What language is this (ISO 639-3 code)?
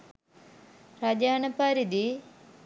sin